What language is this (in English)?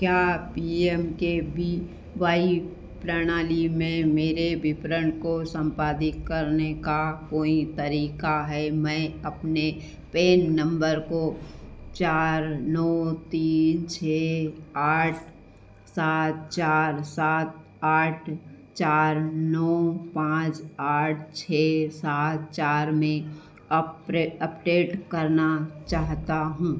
Hindi